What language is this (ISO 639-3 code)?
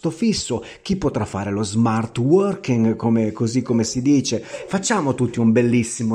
ita